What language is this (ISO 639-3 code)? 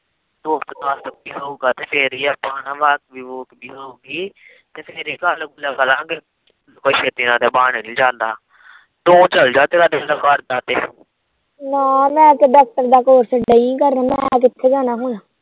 pan